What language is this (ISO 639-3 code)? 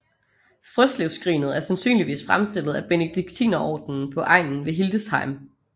dan